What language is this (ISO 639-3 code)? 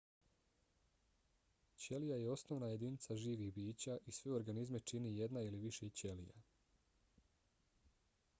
bos